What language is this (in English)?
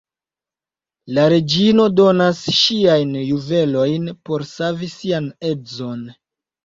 Esperanto